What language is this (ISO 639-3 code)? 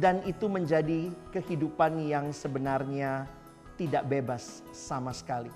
ind